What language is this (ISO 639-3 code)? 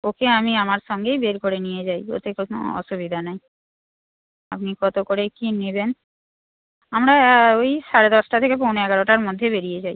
ben